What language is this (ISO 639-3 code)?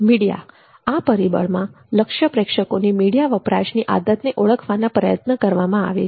guj